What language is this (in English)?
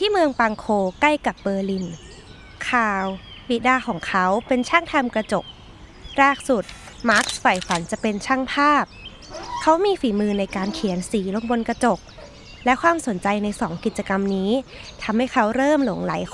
Thai